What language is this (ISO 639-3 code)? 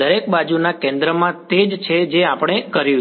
guj